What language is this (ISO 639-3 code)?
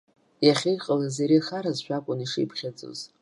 abk